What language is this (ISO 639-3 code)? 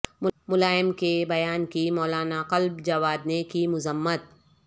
urd